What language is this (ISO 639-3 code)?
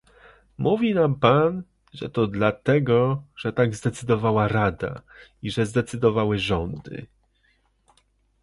pol